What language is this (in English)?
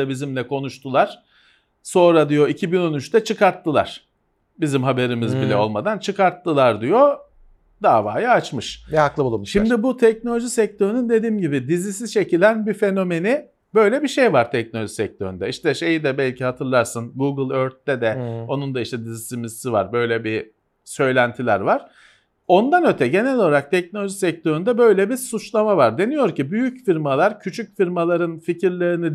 Turkish